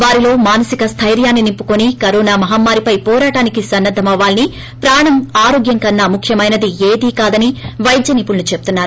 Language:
Telugu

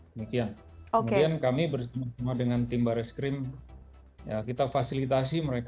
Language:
Indonesian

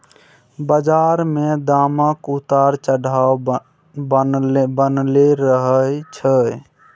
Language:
Maithili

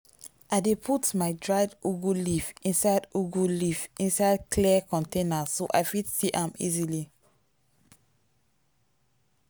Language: Nigerian Pidgin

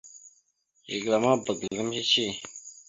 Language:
Mada (Cameroon)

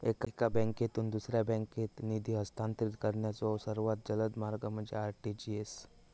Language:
Marathi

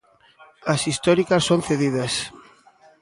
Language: Galician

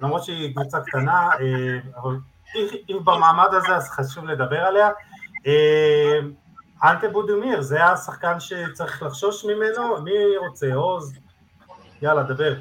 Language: Hebrew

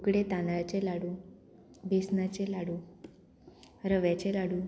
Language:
Konkani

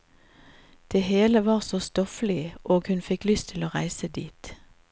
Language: Norwegian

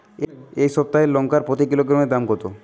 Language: Bangla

